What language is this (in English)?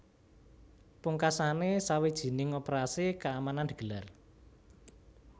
Javanese